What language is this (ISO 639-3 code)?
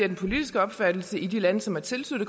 dan